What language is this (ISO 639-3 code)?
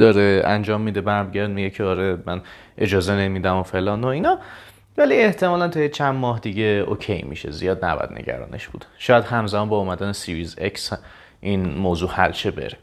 fas